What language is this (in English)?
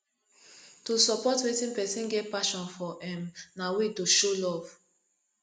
Nigerian Pidgin